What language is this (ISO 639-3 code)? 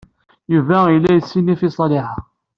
kab